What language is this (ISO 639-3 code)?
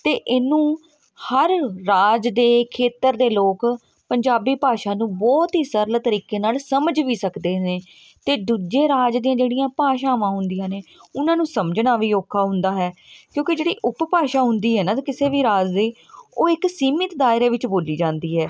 pan